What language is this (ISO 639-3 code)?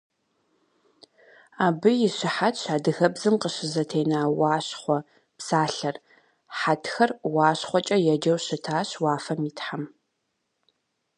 kbd